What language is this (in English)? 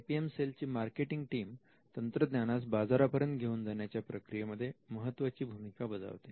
Marathi